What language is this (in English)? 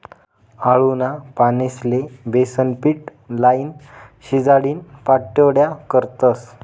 Marathi